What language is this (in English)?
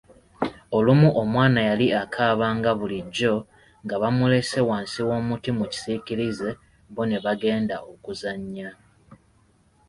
Ganda